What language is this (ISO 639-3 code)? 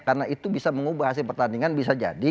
ind